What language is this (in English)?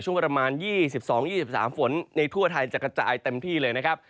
Thai